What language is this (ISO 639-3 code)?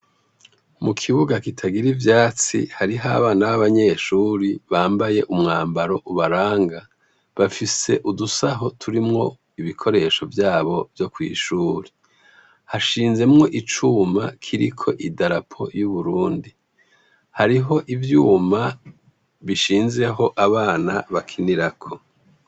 run